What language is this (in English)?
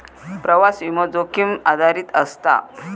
Marathi